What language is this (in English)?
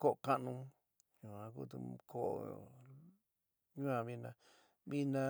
San Miguel El Grande Mixtec